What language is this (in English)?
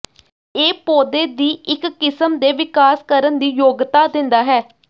Punjabi